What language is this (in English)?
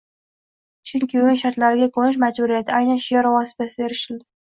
Uzbek